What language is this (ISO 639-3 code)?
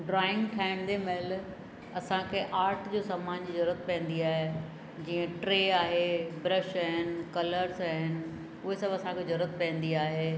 snd